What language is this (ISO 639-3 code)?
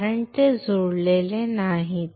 mar